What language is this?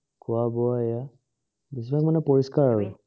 Assamese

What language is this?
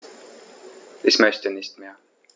German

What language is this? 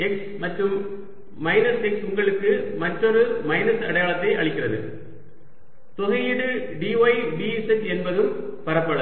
Tamil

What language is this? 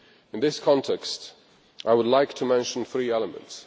English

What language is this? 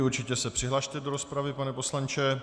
Czech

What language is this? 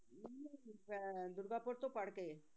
Punjabi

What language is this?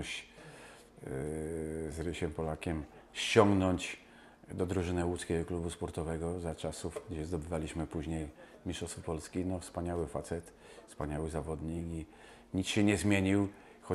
Polish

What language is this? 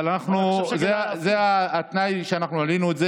Hebrew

